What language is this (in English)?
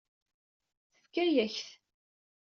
Kabyle